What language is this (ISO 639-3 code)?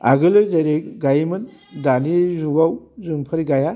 brx